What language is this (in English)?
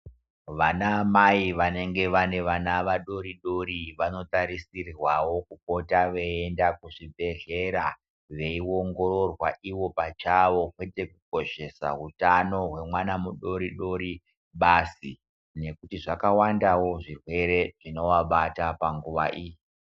Ndau